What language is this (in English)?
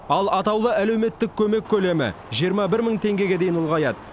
Kazakh